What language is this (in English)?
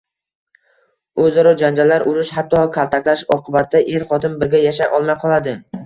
Uzbek